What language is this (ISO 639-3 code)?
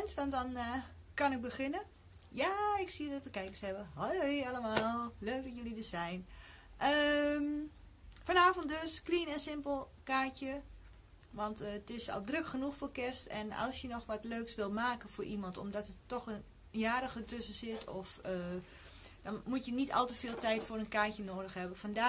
nld